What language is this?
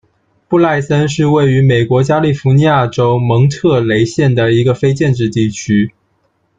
Chinese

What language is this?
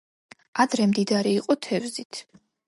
Georgian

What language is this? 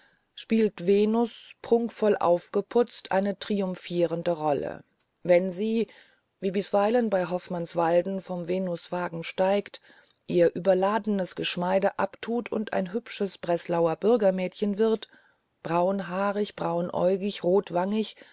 German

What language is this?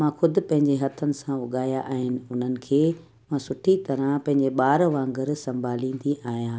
Sindhi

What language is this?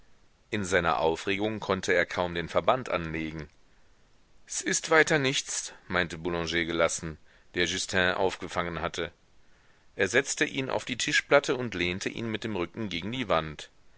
German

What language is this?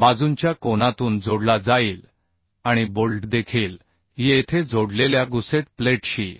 Marathi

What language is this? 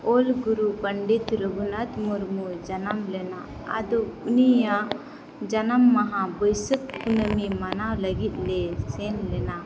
Santali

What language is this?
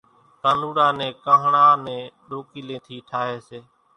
Kachi Koli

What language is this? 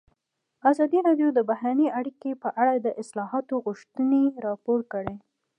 Pashto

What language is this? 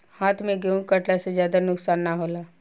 Bhojpuri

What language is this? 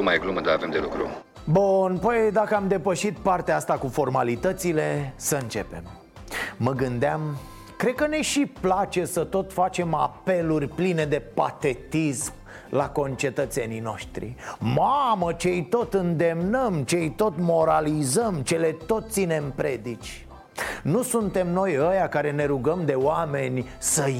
Romanian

